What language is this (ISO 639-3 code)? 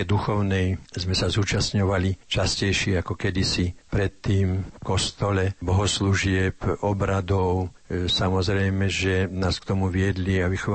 slk